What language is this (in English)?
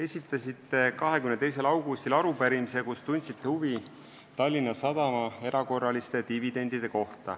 Estonian